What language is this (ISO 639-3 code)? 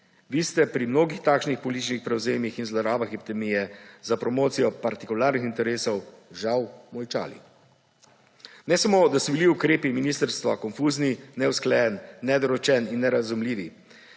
slv